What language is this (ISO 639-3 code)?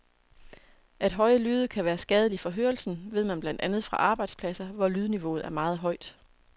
dan